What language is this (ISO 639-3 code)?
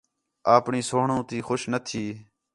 xhe